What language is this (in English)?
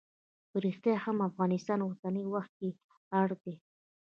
Pashto